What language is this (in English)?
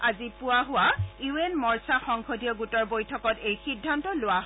Assamese